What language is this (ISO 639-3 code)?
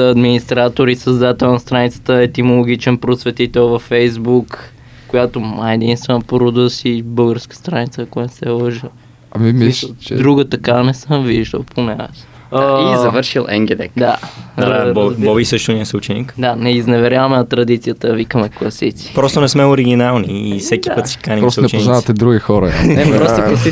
bul